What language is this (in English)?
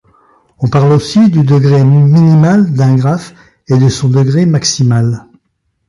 French